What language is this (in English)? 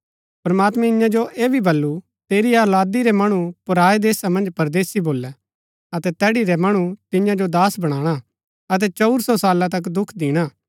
Gaddi